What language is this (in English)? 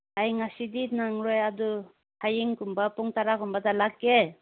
Manipuri